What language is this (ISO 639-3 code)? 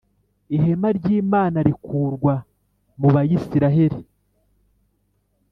kin